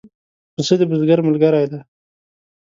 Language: Pashto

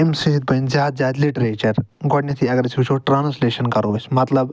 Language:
Kashmiri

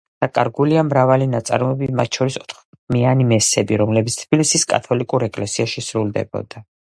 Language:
Georgian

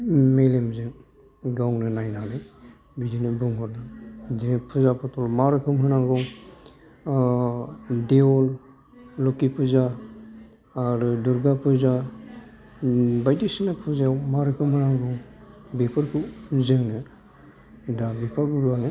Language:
Bodo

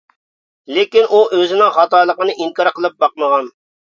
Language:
Uyghur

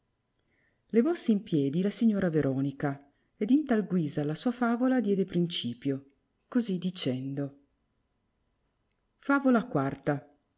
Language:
Italian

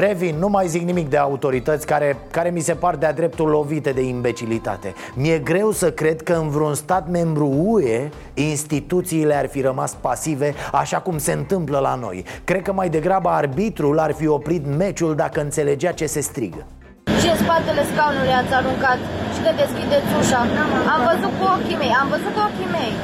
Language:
Romanian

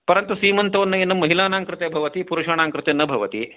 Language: Sanskrit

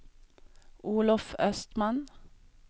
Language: Swedish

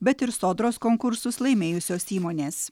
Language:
Lithuanian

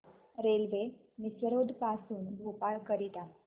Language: Marathi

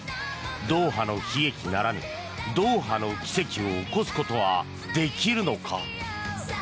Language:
Japanese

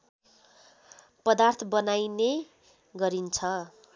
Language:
Nepali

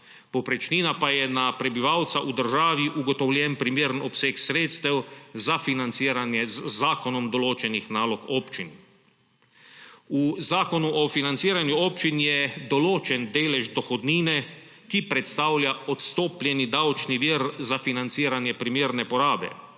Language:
Slovenian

